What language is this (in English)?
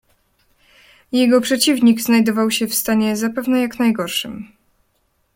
Polish